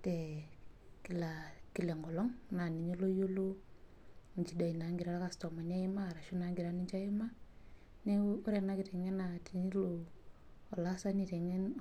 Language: Masai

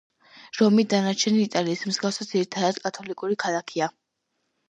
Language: Georgian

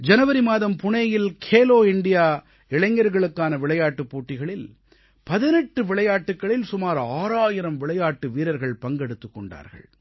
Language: Tamil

